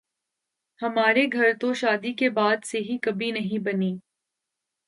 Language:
Urdu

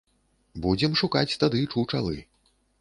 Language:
Belarusian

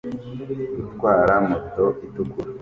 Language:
Kinyarwanda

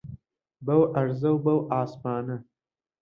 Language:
Central Kurdish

